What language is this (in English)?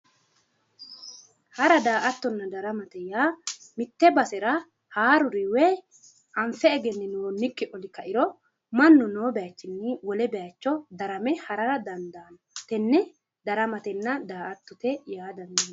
Sidamo